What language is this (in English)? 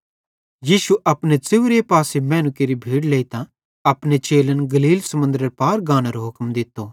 Bhadrawahi